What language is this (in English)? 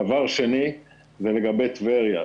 Hebrew